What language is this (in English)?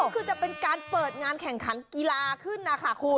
Thai